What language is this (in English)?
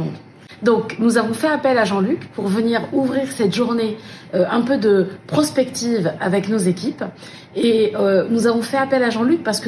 French